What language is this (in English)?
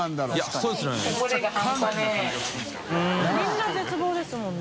Japanese